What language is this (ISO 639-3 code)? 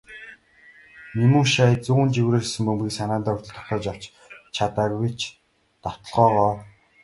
mon